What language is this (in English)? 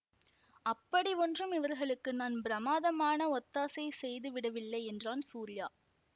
Tamil